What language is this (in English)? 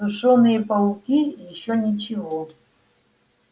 Russian